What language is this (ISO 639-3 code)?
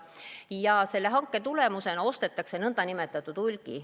est